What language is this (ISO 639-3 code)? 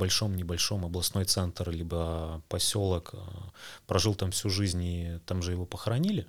rus